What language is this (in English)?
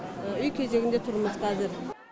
Kazakh